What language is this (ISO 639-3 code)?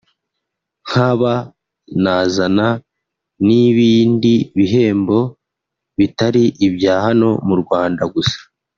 kin